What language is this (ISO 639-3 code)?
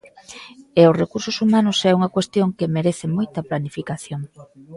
glg